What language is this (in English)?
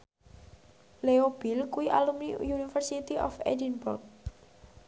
Javanese